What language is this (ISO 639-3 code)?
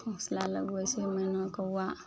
mai